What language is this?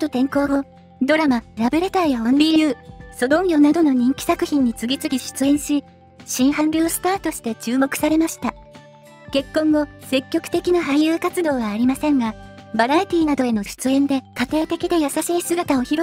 Japanese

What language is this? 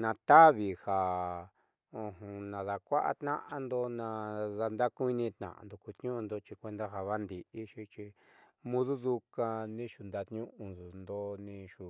Southeastern Nochixtlán Mixtec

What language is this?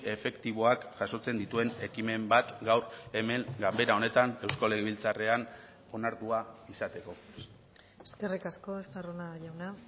Basque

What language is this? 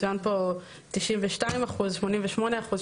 Hebrew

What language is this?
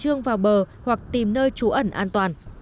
Vietnamese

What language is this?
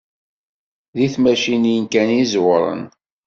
Kabyle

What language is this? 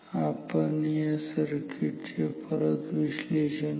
Marathi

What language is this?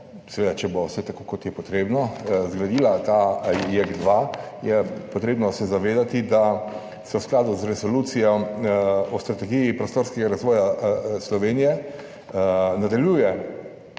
Slovenian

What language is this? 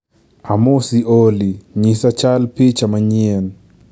Luo (Kenya and Tanzania)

